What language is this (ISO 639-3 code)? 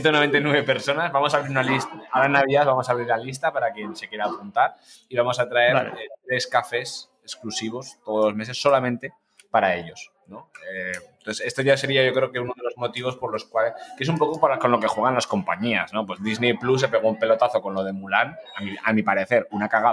spa